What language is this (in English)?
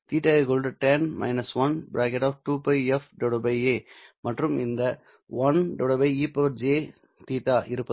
Tamil